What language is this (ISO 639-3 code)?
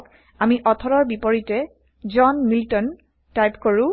asm